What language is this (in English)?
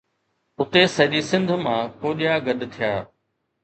Sindhi